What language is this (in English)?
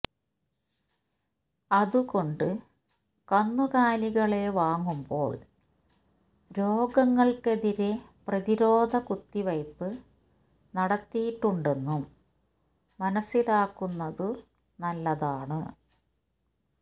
Malayalam